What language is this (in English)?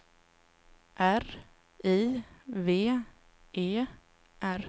Swedish